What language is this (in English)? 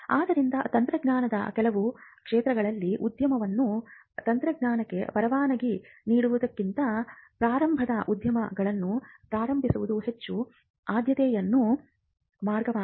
Kannada